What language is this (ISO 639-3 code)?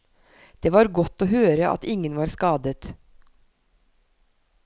nor